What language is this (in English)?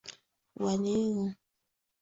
Swahili